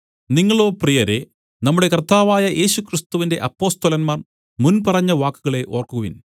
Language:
Malayalam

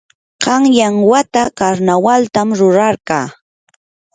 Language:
Yanahuanca Pasco Quechua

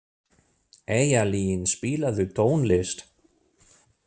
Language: Icelandic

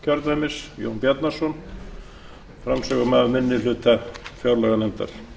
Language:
Icelandic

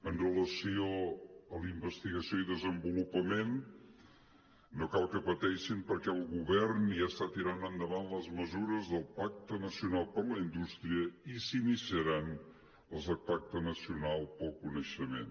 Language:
Catalan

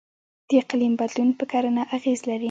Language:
Pashto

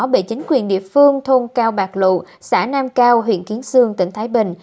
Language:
Vietnamese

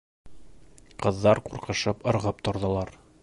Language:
Bashkir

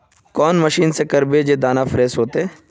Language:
Magahi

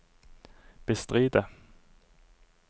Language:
Norwegian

